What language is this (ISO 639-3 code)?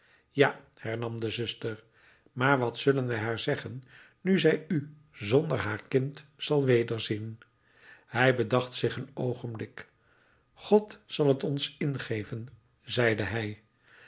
nld